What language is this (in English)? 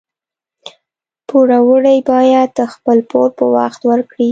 Pashto